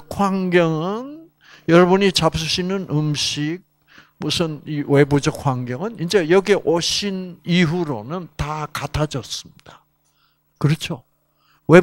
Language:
Korean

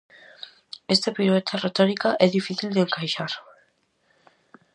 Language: Galician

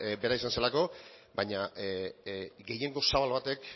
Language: Basque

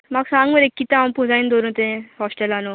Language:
Konkani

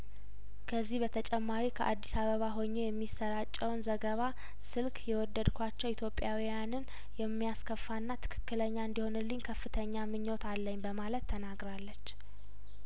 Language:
Amharic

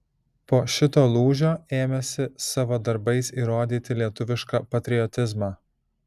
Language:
Lithuanian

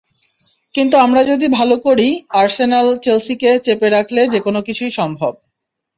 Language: Bangla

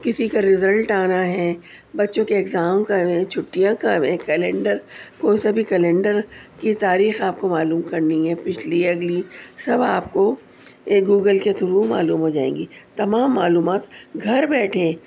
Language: Urdu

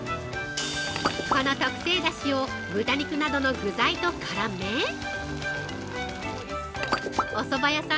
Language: Japanese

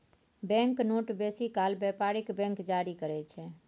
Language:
Maithili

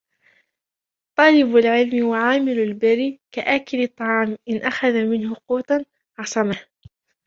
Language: Arabic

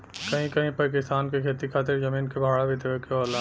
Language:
Bhojpuri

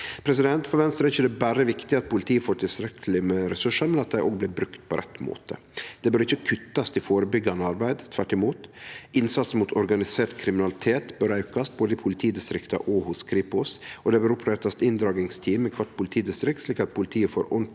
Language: Norwegian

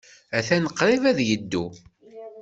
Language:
Kabyle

